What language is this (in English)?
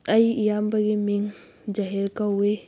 Manipuri